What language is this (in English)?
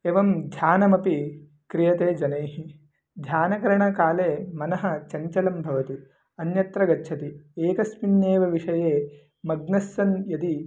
Sanskrit